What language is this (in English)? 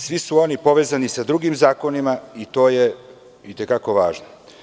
Serbian